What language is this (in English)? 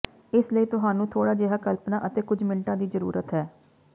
Punjabi